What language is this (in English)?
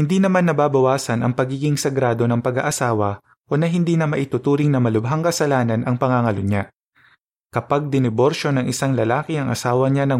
Filipino